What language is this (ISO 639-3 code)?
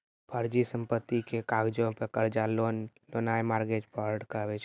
mai